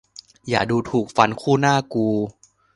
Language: Thai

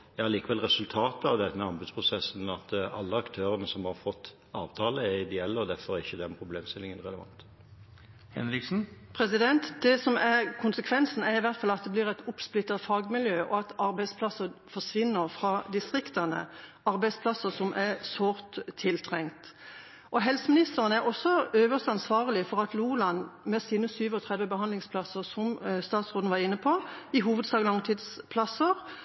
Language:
Norwegian Bokmål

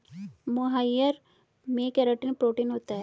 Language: Hindi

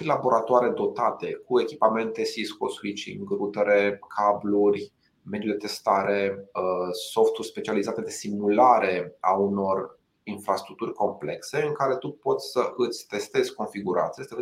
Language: Romanian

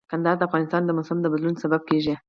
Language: Pashto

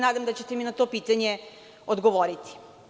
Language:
Serbian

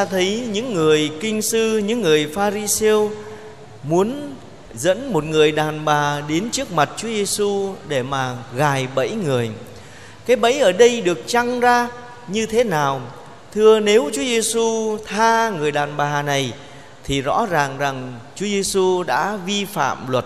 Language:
Vietnamese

